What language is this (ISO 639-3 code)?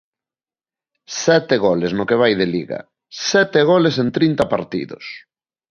glg